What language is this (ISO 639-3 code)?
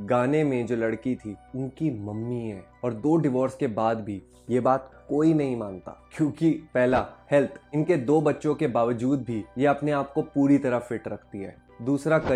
hin